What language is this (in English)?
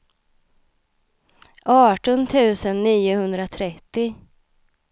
Swedish